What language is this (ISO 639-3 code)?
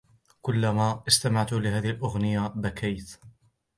ara